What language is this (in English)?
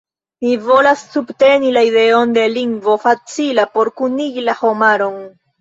Esperanto